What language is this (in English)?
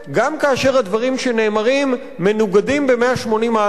Hebrew